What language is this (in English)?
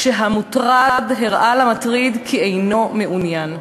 Hebrew